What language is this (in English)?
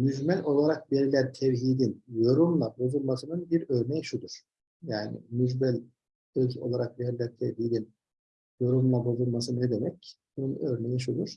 Turkish